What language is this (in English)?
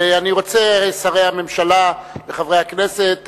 Hebrew